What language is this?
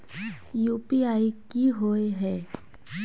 Magahi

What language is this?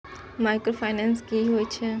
Maithili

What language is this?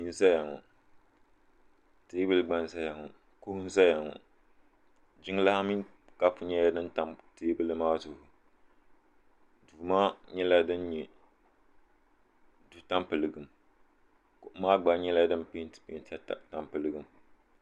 Dagbani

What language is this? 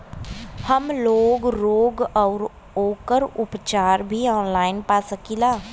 Bhojpuri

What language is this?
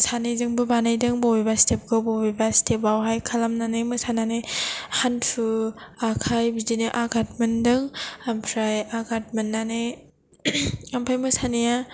Bodo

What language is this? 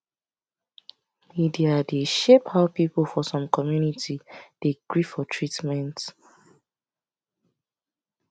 Nigerian Pidgin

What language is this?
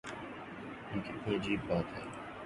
Urdu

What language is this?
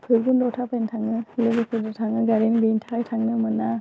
Bodo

